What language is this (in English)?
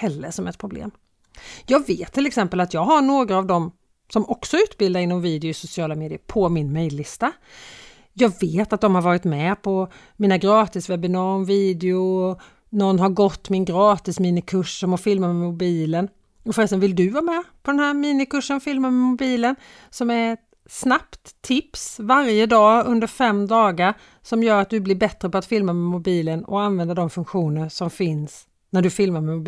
Swedish